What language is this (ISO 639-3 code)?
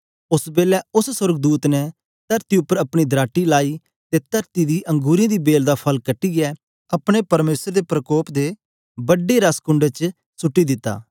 doi